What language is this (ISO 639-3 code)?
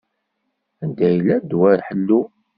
kab